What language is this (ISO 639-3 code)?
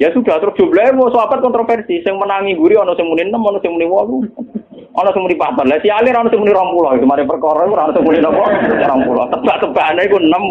ind